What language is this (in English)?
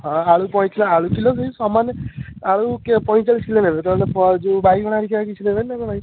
Odia